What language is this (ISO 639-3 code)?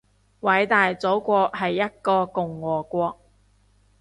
yue